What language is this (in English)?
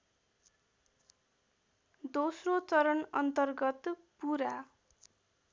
Nepali